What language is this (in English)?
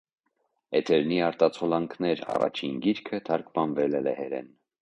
Armenian